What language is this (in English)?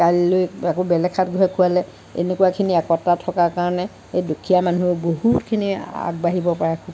Assamese